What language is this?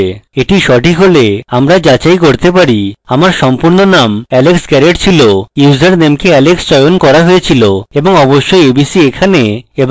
Bangla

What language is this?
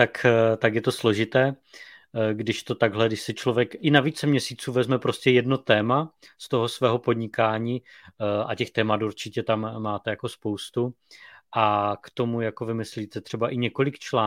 Czech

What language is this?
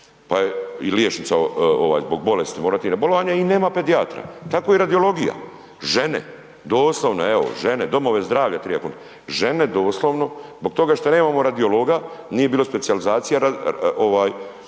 Croatian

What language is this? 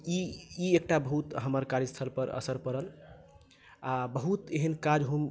Maithili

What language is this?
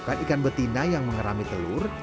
Indonesian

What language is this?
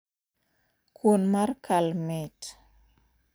Luo (Kenya and Tanzania)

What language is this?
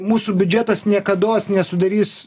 Lithuanian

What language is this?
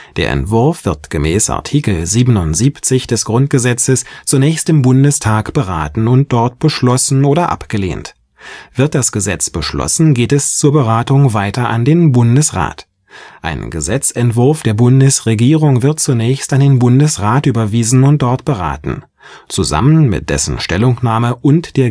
German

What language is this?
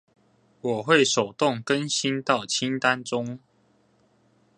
Chinese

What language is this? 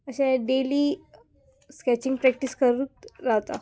Konkani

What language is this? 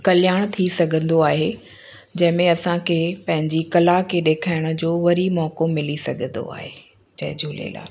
Sindhi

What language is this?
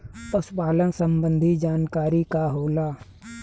Bhojpuri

